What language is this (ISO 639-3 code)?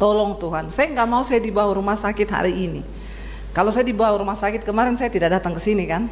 ind